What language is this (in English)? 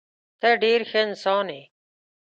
Pashto